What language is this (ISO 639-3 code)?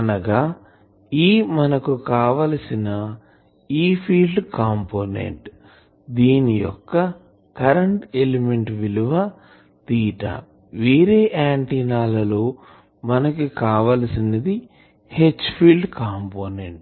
tel